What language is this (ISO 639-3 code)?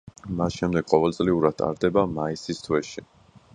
kat